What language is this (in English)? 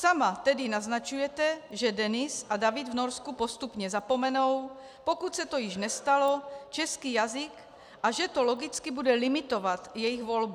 Czech